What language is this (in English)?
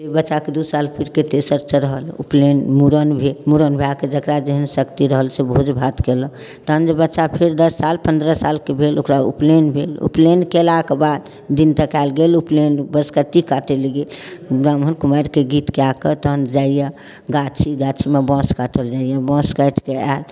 Maithili